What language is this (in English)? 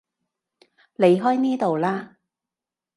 Cantonese